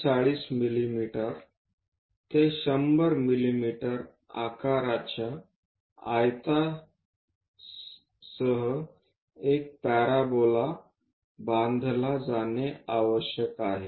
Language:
Marathi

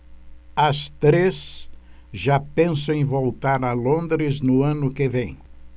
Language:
Portuguese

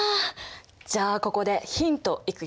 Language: Japanese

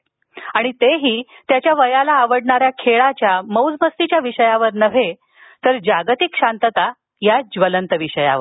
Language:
Marathi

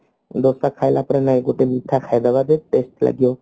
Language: Odia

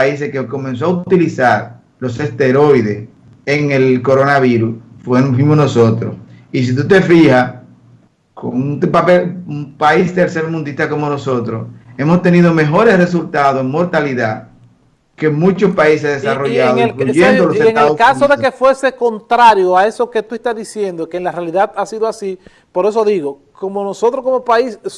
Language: Spanish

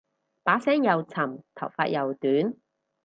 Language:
Cantonese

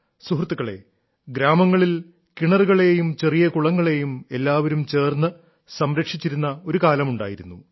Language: Malayalam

